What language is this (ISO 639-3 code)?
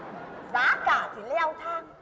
vie